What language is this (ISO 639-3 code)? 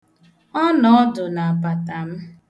ibo